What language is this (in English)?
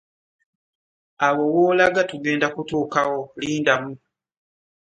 Ganda